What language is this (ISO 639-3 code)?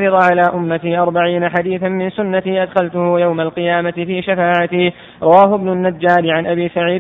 ara